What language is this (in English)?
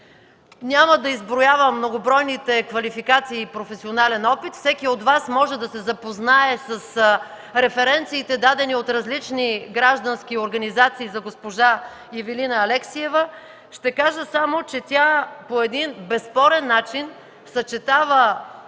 Bulgarian